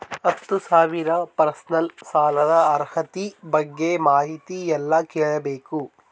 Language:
Kannada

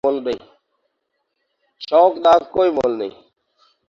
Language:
Urdu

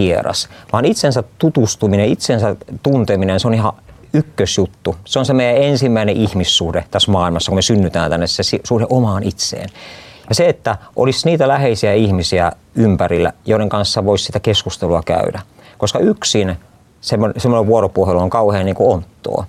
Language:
Finnish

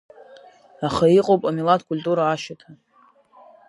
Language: Abkhazian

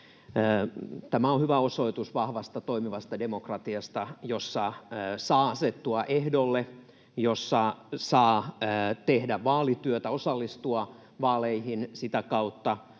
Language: Finnish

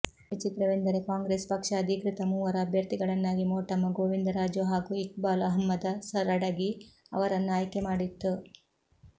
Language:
Kannada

